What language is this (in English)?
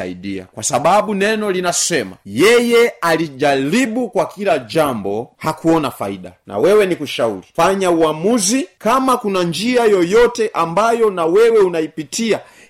Swahili